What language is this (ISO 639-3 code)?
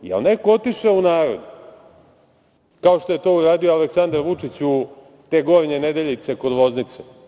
srp